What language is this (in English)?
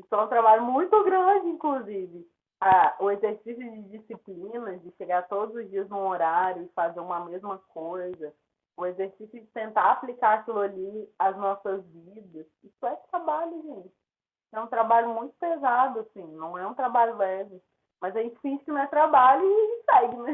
Portuguese